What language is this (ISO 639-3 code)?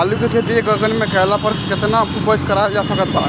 bho